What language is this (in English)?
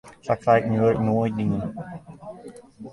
Western Frisian